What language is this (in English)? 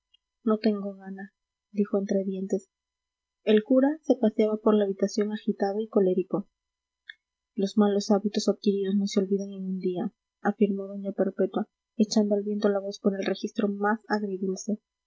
Spanish